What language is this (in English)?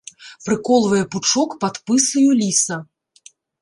Belarusian